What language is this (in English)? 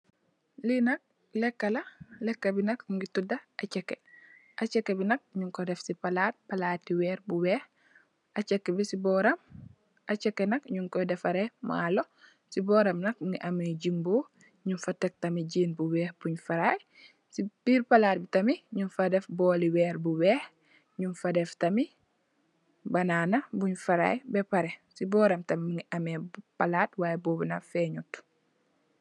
Wolof